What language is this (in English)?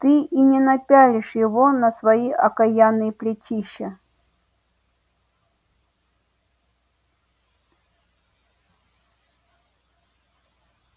Russian